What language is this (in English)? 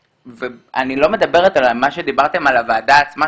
Hebrew